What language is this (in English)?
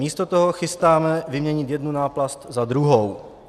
Czech